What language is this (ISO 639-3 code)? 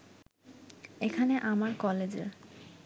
ben